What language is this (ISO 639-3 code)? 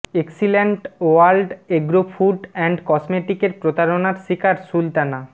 ben